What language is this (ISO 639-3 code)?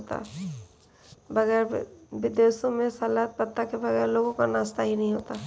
hin